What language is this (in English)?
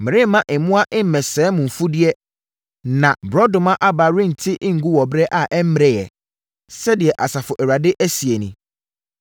Akan